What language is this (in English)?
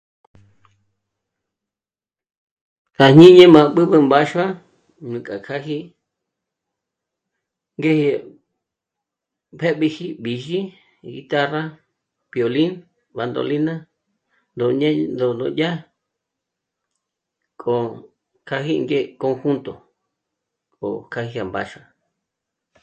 Michoacán Mazahua